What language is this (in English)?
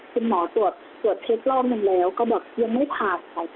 Thai